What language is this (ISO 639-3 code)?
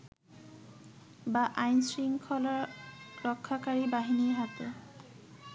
ben